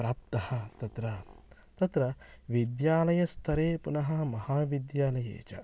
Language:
Sanskrit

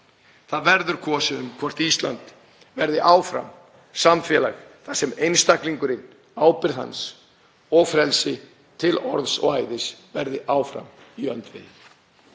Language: Icelandic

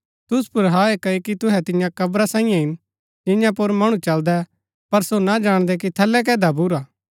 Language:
Gaddi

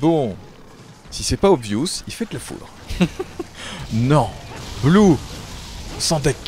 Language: French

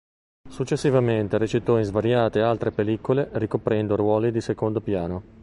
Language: Italian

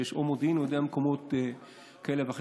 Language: Hebrew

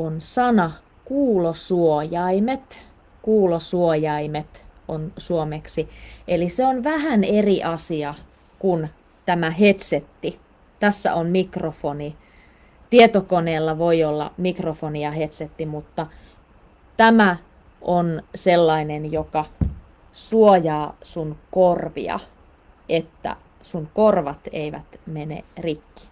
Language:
Finnish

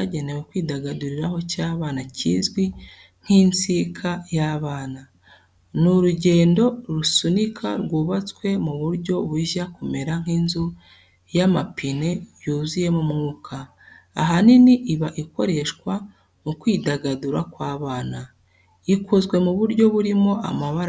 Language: Kinyarwanda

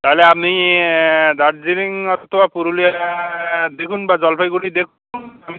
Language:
Bangla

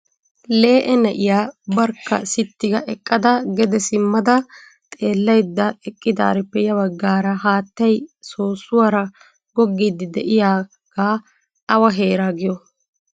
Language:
Wolaytta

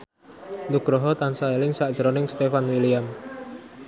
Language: Javanese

